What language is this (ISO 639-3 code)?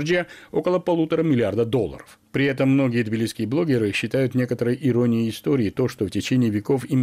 rus